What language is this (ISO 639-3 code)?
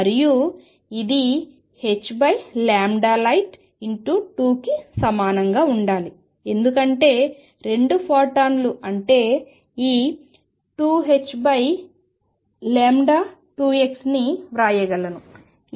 tel